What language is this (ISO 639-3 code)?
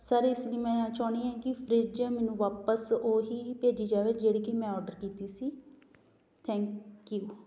pan